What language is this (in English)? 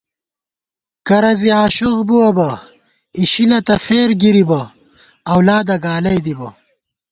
Gawar-Bati